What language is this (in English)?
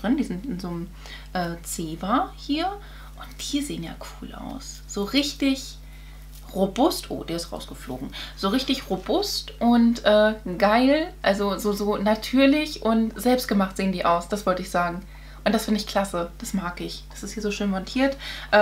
German